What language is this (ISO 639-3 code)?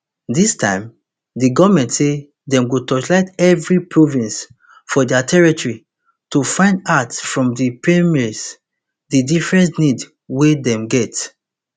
pcm